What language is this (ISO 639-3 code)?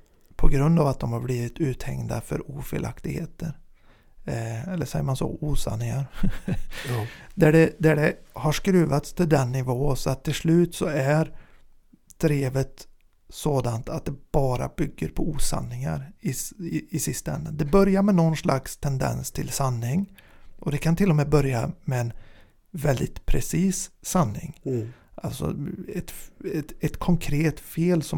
swe